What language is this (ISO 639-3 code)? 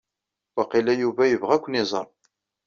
kab